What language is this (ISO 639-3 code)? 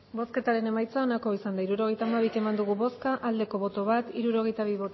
eus